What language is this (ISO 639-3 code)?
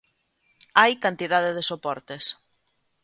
glg